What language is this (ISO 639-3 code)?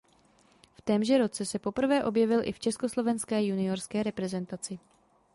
ces